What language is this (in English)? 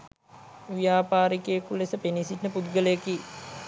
Sinhala